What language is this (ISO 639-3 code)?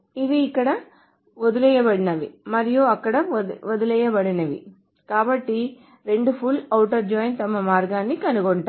tel